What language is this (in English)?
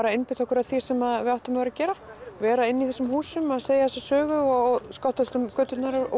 Icelandic